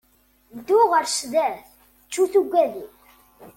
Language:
Kabyle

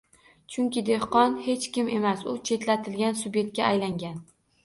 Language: Uzbek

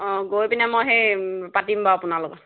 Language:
Assamese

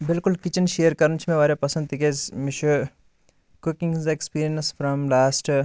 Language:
Kashmiri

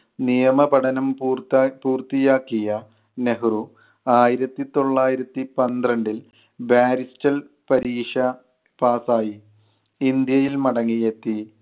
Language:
Malayalam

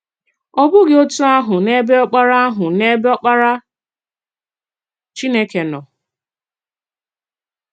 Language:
Igbo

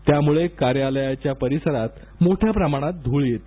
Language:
Marathi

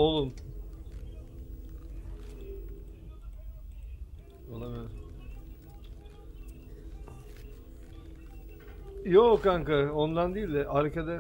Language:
Turkish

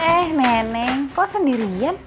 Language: Indonesian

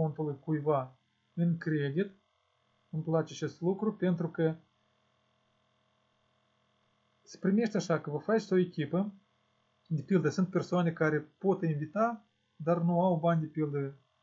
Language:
Russian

